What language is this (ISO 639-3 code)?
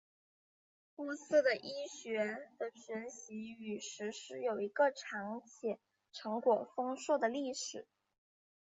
zho